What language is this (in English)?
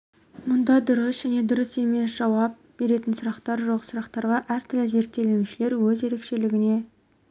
Kazakh